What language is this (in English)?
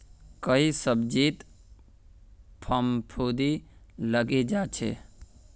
Magahi